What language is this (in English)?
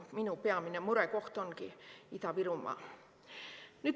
Estonian